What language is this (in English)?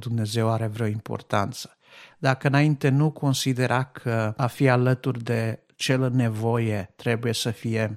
Romanian